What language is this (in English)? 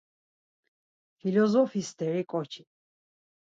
Laz